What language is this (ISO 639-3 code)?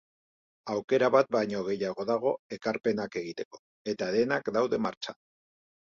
eus